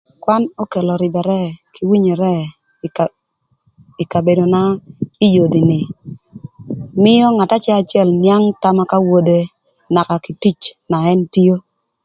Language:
Thur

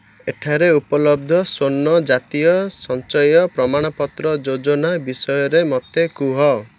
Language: Odia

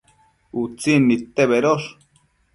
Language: Matsés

